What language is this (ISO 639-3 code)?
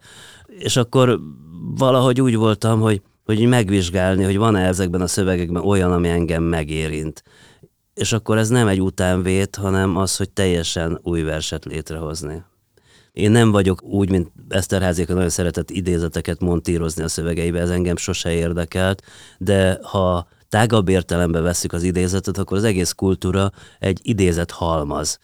hun